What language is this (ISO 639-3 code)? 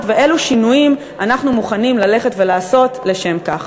heb